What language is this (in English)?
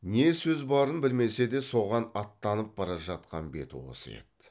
Kazakh